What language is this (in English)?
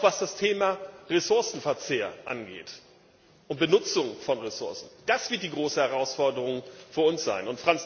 German